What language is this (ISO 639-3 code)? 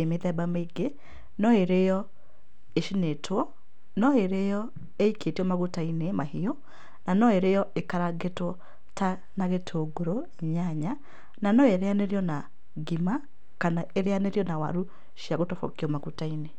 kik